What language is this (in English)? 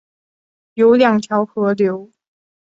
Chinese